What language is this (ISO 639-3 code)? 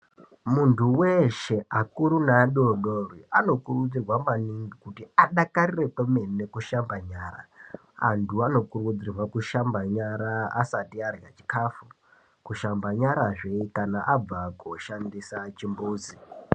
ndc